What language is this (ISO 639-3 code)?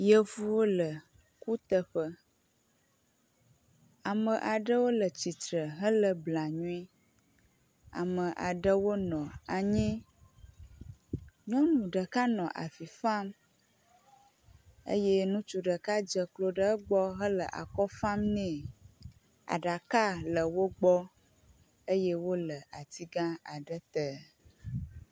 ewe